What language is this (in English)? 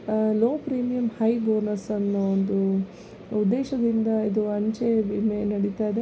Kannada